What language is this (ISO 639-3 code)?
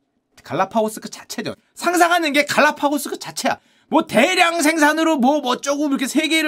kor